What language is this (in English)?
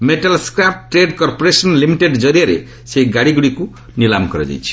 Odia